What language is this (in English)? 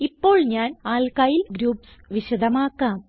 Malayalam